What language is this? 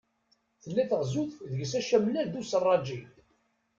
Kabyle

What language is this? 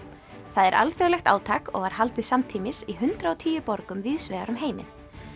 Icelandic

